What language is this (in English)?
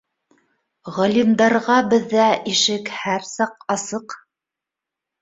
Bashkir